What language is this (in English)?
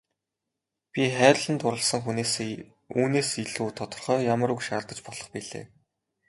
Mongolian